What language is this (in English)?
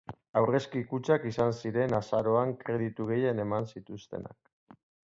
Basque